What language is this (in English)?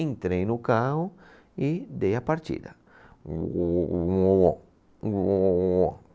Portuguese